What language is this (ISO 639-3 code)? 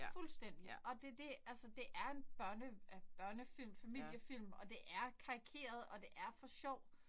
dan